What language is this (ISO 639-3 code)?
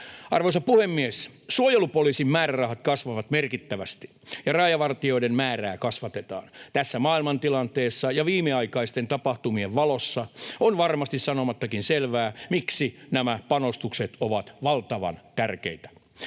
fin